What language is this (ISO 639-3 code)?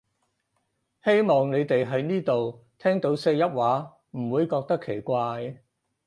yue